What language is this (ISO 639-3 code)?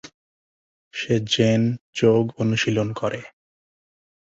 ben